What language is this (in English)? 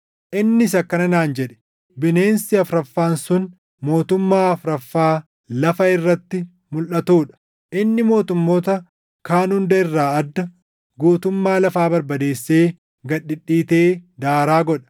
Oromo